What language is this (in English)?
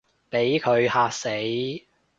Cantonese